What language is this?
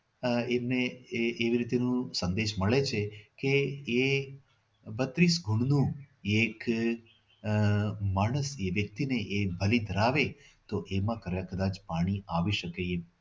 Gujarati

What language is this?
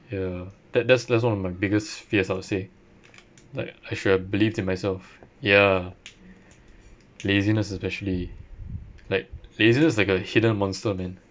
English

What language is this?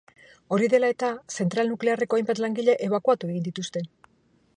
Basque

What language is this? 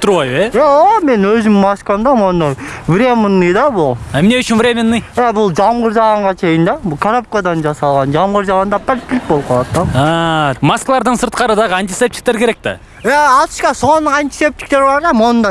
Russian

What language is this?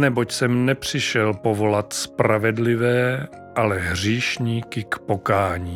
Czech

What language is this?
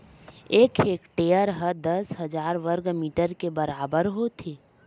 Chhattisgarhi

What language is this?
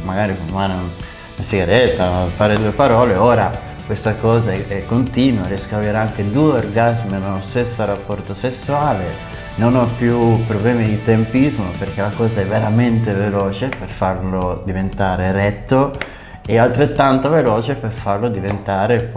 Italian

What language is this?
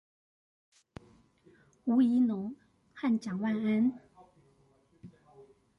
Chinese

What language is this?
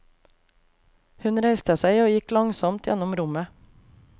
Norwegian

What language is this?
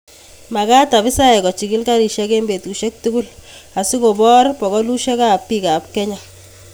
Kalenjin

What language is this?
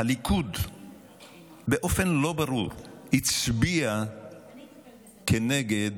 Hebrew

